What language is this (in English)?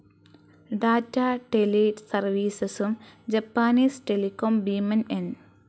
Malayalam